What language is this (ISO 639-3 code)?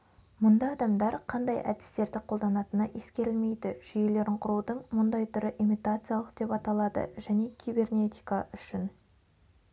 kaz